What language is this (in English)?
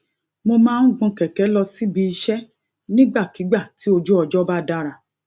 Yoruba